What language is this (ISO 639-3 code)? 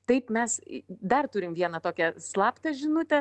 lit